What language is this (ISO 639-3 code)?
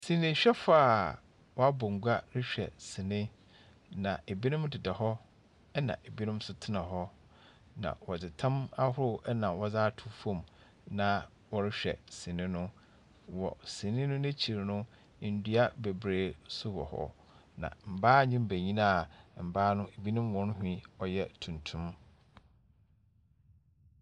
aka